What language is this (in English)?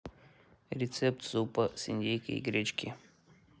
Russian